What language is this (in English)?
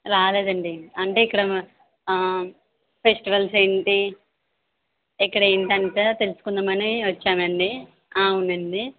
Telugu